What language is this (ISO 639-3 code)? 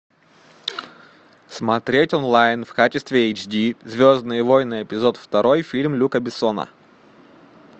rus